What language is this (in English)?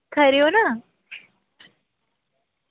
Dogri